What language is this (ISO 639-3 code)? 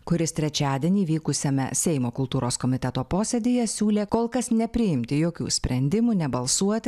lit